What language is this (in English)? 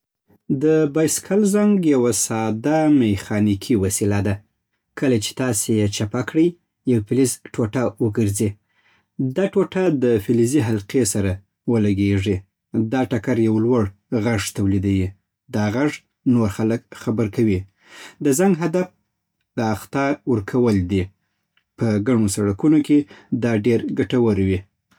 Southern Pashto